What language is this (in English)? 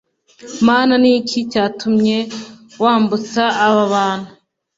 Kinyarwanda